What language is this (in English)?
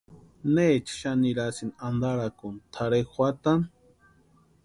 Western Highland Purepecha